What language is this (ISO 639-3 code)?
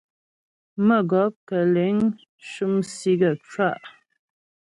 bbj